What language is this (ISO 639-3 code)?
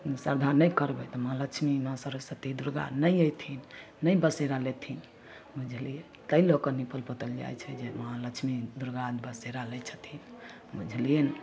mai